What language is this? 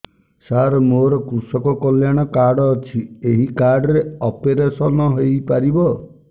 Odia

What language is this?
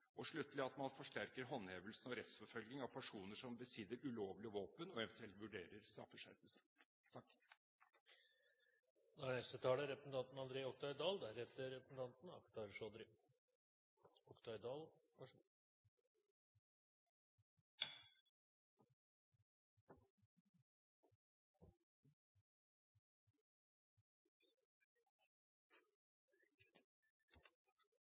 Norwegian Bokmål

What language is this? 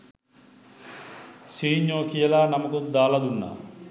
Sinhala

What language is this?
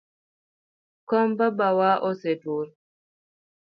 Luo (Kenya and Tanzania)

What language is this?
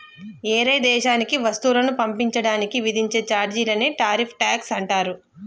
Telugu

